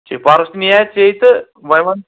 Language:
Kashmiri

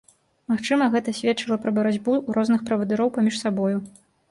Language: Belarusian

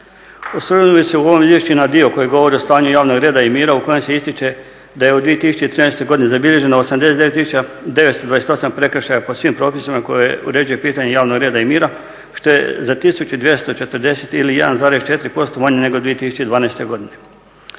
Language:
Croatian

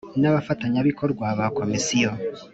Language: Kinyarwanda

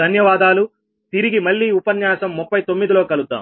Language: Telugu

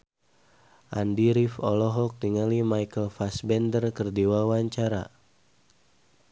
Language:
Sundanese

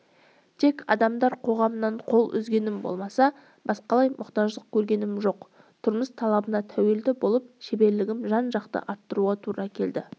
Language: Kazakh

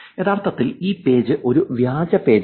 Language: Malayalam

